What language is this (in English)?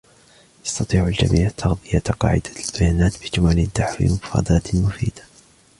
Arabic